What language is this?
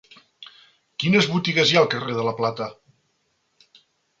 Catalan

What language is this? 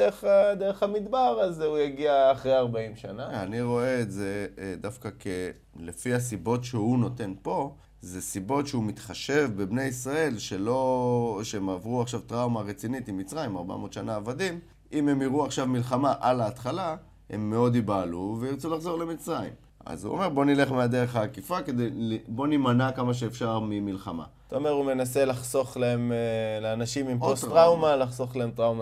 Hebrew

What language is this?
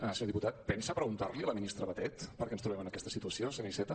Catalan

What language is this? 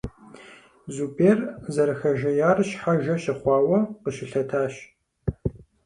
Kabardian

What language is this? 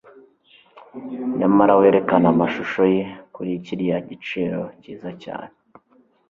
Kinyarwanda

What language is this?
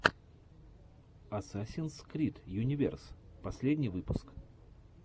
Russian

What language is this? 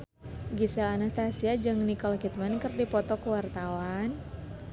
Sundanese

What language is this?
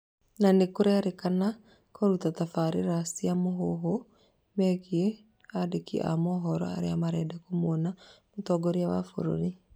Kikuyu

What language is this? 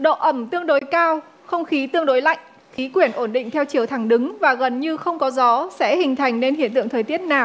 Vietnamese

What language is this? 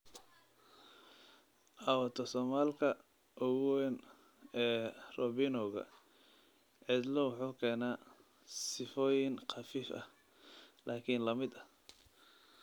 Somali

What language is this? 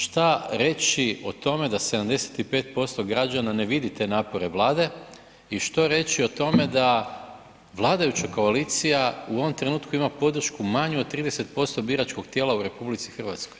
Croatian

